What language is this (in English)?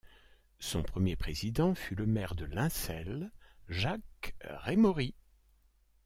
French